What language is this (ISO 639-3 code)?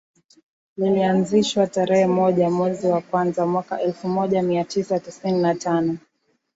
swa